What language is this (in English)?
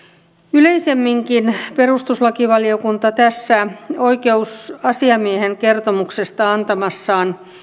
Finnish